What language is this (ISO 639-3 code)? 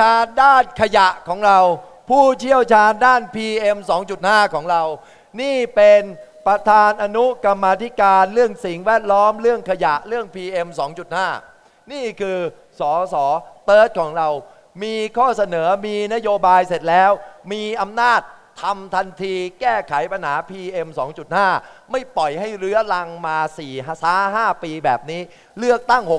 tha